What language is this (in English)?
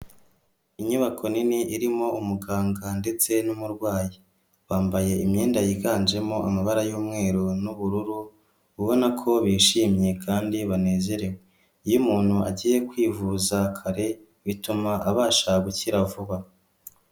Kinyarwanda